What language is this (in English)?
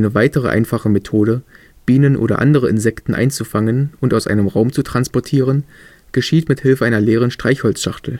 German